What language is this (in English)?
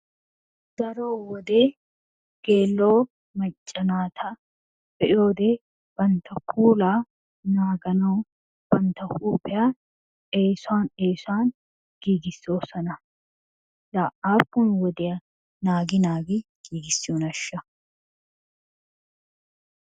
Wolaytta